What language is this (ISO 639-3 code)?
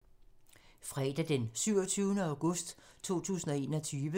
dan